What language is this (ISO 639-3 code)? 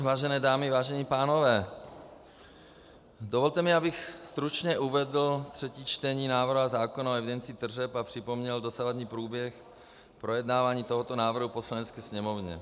ces